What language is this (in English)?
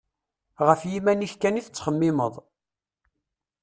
Kabyle